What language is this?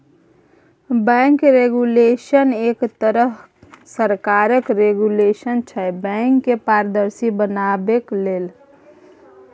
Maithili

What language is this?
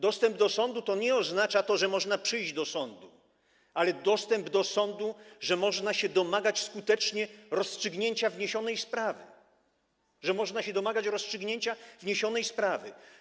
Polish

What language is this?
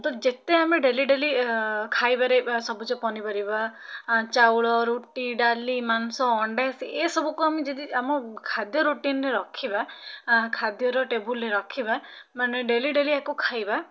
Odia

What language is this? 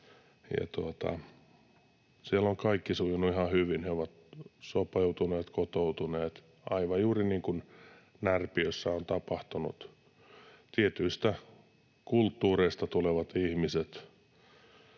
Finnish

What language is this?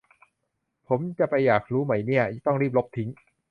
Thai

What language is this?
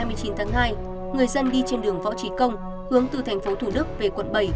Vietnamese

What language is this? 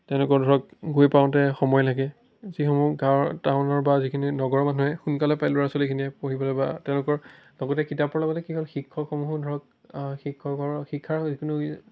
Assamese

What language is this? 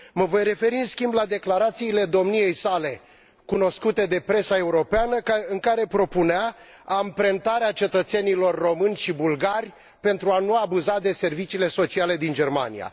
Romanian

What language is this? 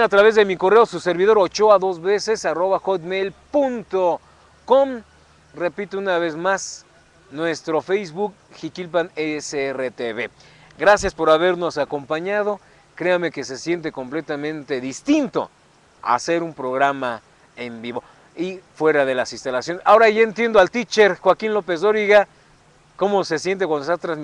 Spanish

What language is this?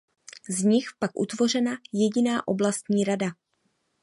Czech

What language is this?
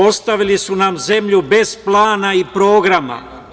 Serbian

